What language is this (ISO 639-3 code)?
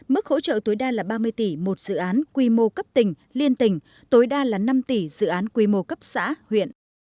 vie